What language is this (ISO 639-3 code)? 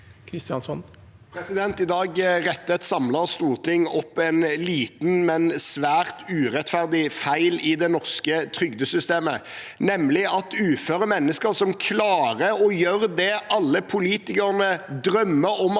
nor